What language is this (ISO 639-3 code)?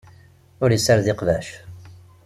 kab